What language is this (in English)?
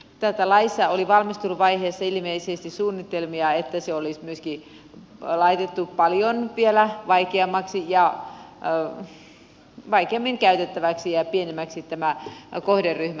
Finnish